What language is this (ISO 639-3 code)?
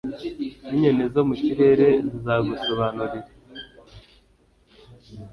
kin